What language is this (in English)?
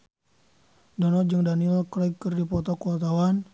Sundanese